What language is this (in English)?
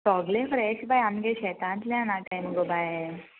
Konkani